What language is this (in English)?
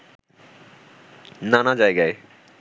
Bangla